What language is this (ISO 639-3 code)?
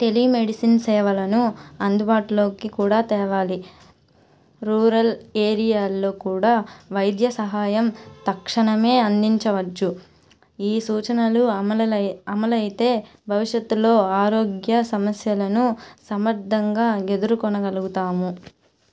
tel